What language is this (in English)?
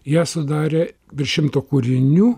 Lithuanian